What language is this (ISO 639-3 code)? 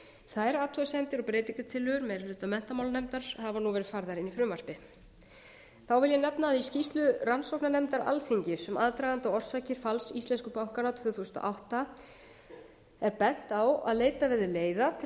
isl